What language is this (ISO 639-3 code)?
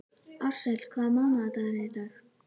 isl